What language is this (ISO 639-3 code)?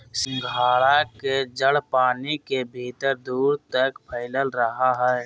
mag